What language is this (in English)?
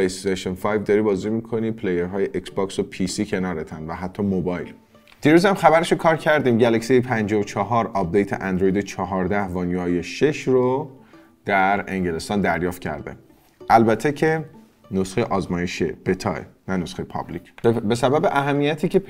Persian